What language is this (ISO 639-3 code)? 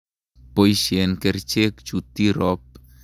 kln